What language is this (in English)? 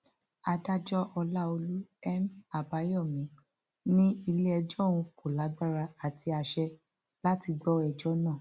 Yoruba